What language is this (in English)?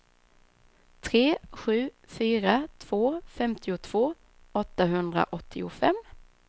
Swedish